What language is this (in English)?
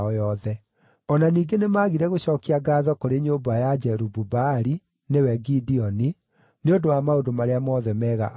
Kikuyu